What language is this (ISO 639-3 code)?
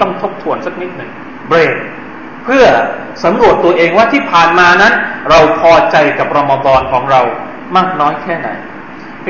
tha